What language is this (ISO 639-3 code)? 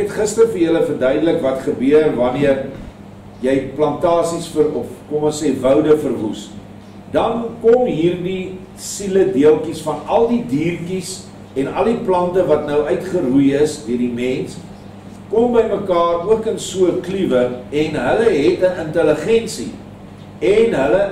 nld